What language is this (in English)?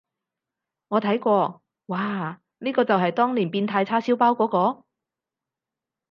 Cantonese